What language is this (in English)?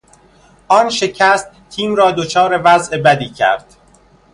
Persian